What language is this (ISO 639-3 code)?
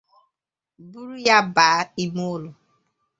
ibo